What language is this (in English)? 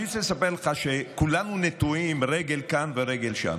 Hebrew